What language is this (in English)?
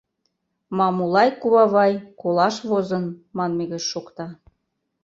Mari